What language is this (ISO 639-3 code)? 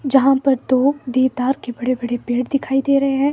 hin